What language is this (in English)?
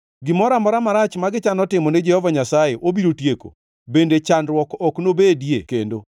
Luo (Kenya and Tanzania)